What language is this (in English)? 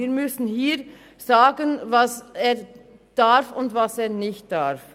Swiss German